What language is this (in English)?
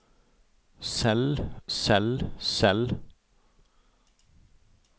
Norwegian